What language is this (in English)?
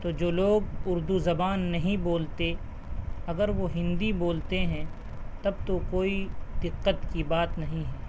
Urdu